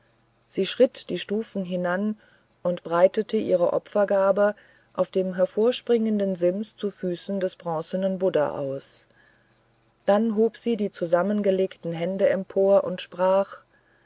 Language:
German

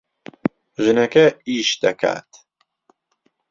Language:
Central Kurdish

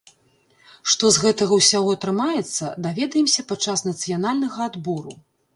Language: Belarusian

